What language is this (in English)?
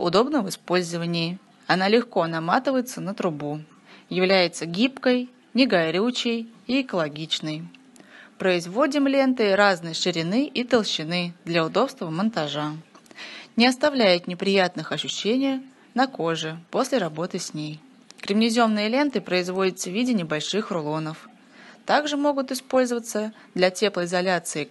Russian